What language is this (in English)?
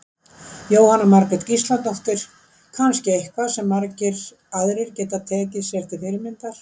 Icelandic